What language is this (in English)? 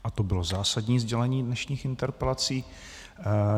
Czech